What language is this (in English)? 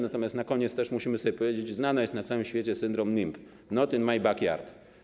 Polish